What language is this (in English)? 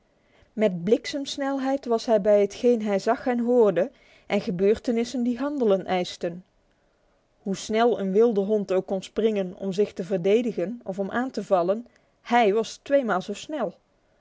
Dutch